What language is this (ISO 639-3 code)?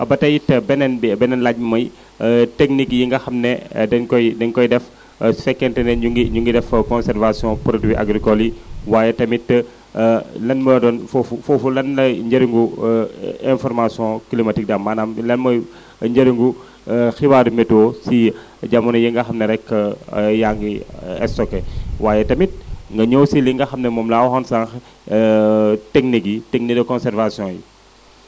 wol